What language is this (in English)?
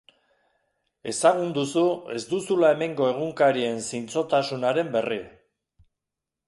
Basque